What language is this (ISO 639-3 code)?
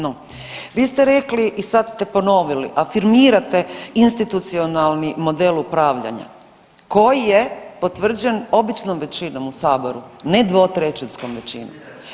hrv